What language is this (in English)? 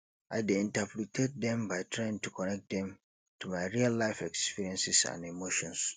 Nigerian Pidgin